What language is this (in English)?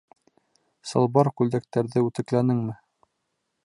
Bashkir